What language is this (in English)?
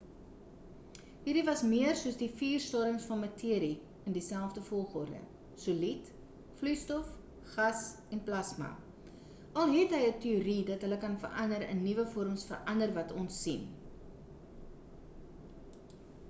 Afrikaans